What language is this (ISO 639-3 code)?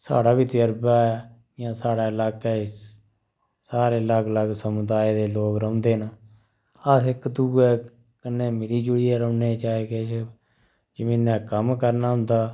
doi